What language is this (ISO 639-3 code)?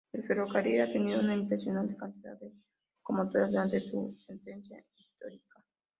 spa